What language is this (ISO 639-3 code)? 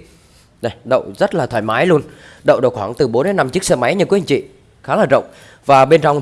vie